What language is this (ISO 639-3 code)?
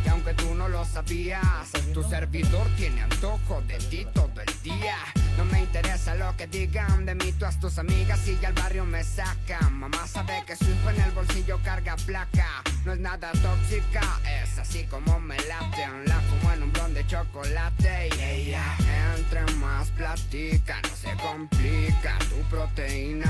spa